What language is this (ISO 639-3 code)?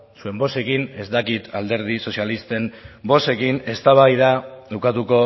eus